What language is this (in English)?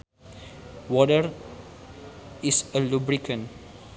Sundanese